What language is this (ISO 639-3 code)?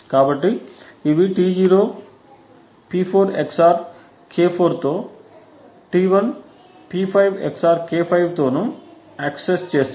tel